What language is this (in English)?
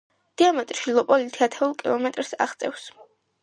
Georgian